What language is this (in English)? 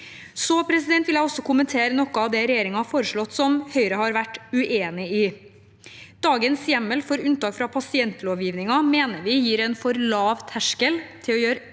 Norwegian